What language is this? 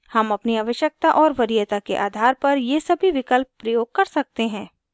Hindi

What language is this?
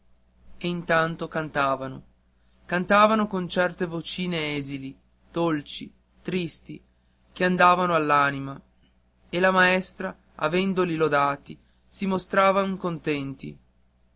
Italian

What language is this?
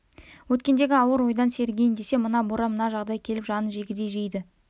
Kazakh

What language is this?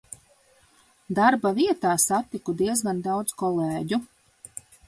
Latvian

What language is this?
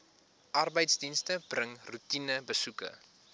Afrikaans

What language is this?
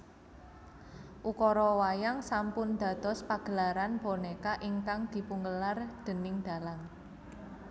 Javanese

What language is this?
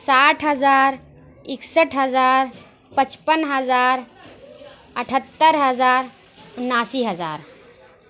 Urdu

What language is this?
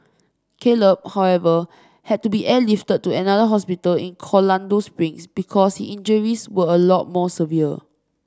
English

